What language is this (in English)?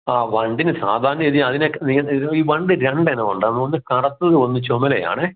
Malayalam